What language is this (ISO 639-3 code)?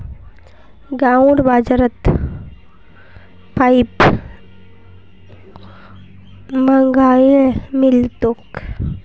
mag